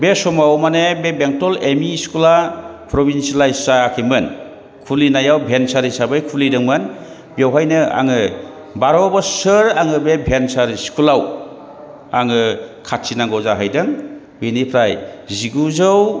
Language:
Bodo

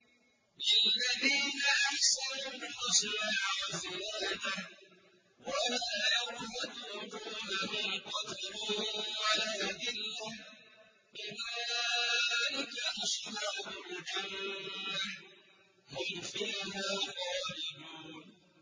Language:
Arabic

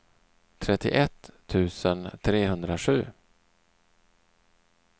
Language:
Swedish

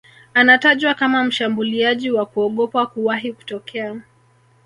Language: Swahili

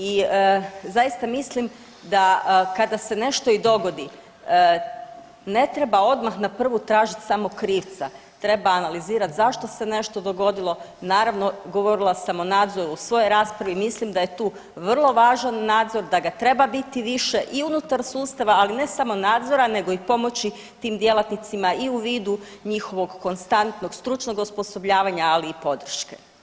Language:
Croatian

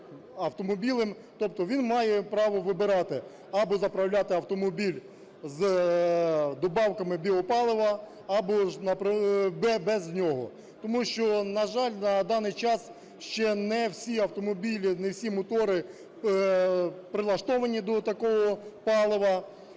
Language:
Ukrainian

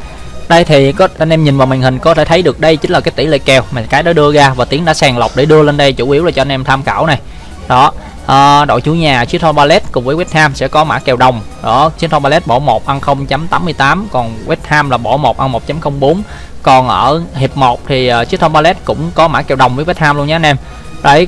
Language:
Vietnamese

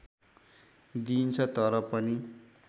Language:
Nepali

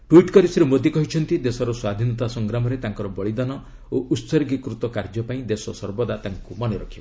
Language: Odia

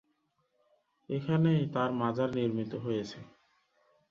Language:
Bangla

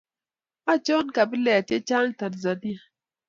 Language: Kalenjin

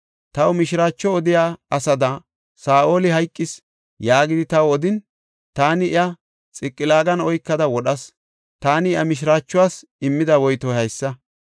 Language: Gofa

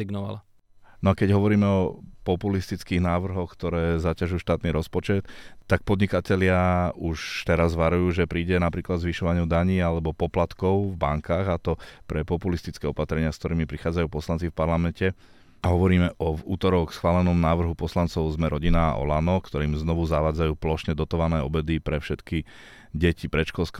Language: Slovak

